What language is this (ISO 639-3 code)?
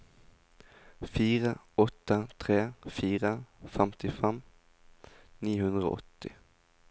nor